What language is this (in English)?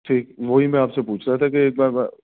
Urdu